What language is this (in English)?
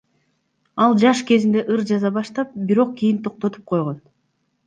Kyrgyz